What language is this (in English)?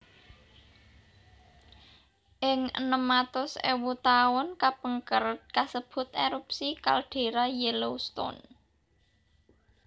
Javanese